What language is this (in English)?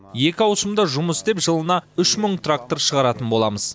Kazakh